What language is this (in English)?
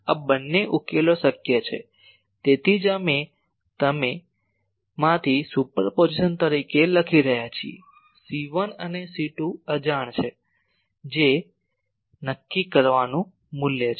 Gujarati